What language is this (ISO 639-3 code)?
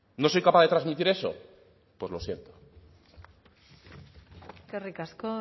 spa